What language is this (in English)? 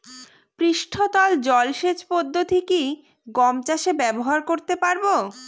Bangla